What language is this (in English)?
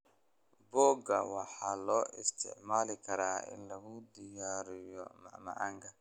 Somali